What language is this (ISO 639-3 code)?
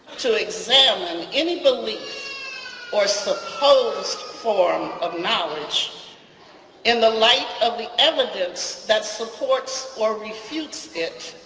eng